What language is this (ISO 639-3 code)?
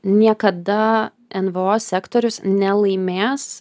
lit